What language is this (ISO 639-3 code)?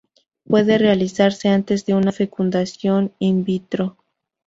spa